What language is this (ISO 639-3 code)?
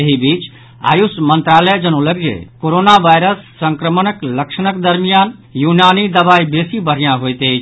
mai